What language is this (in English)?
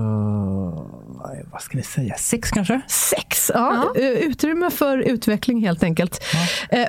Swedish